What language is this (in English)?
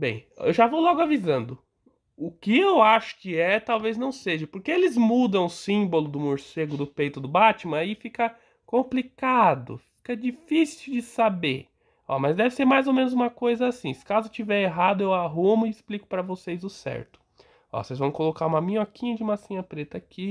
Portuguese